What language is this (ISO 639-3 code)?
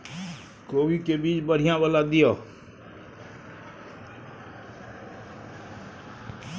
mai